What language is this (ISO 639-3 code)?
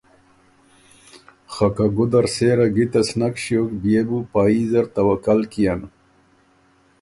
oru